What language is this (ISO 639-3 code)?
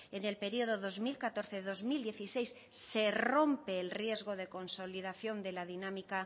spa